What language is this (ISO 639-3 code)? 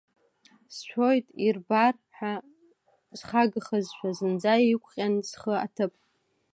abk